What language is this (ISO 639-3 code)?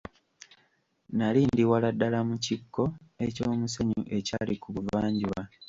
lug